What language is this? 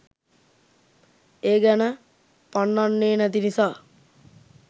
Sinhala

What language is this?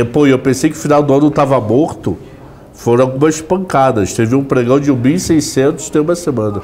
Portuguese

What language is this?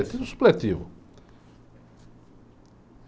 Portuguese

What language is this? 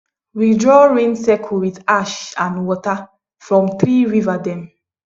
Nigerian Pidgin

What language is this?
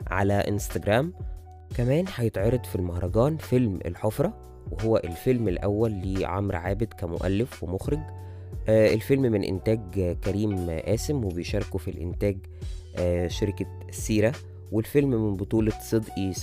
Arabic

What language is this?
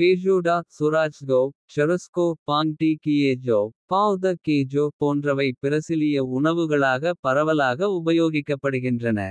Kota (India)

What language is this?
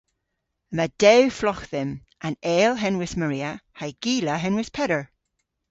Cornish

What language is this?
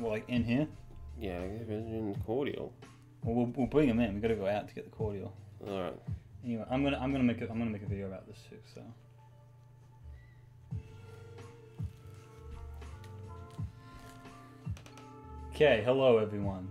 English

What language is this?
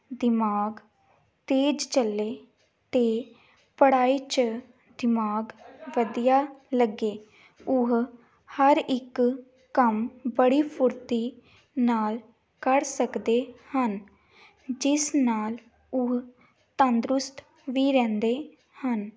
Punjabi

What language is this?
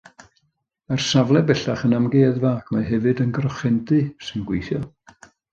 Welsh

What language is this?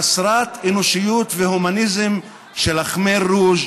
Hebrew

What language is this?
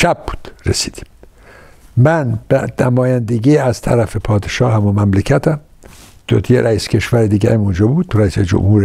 Persian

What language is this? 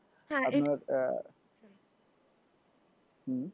Bangla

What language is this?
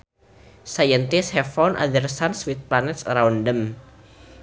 Sundanese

